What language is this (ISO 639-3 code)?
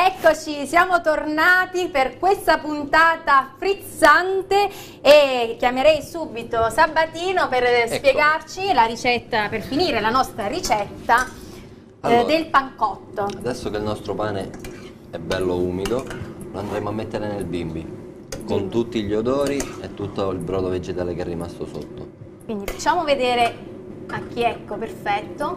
ita